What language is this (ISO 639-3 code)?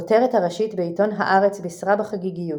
heb